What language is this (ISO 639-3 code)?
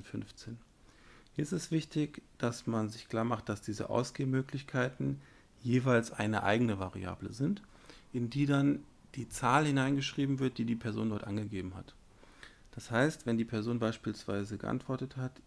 deu